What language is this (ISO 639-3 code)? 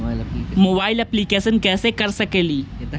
mag